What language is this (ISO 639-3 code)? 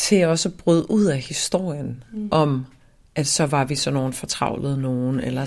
dan